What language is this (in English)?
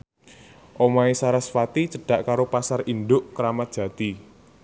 Javanese